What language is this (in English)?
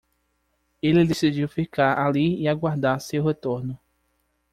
Portuguese